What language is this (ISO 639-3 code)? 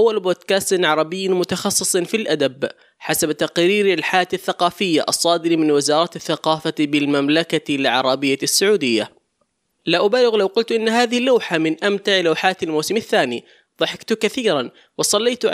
ara